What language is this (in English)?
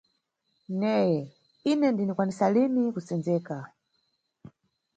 Nyungwe